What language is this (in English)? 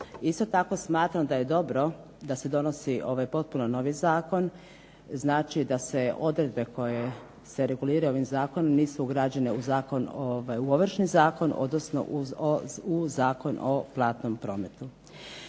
Croatian